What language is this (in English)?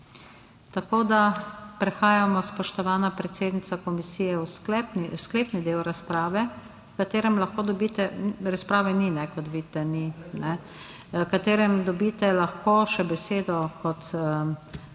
Slovenian